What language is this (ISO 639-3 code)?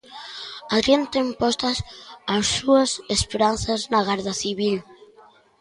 glg